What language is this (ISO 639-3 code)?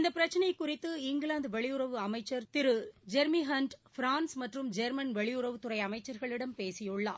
tam